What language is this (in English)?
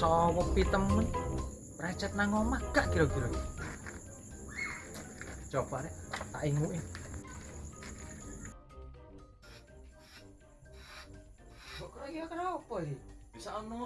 Indonesian